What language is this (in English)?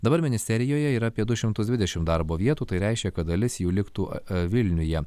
Lithuanian